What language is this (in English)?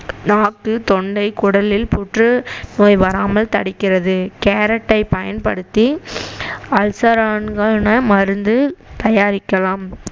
Tamil